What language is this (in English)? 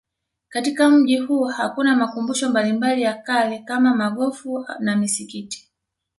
Swahili